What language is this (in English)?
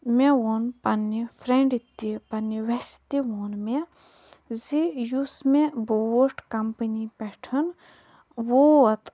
Kashmiri